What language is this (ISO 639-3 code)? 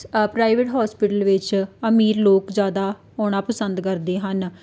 pan